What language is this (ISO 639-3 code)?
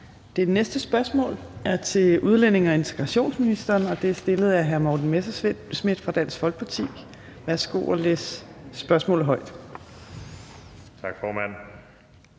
dan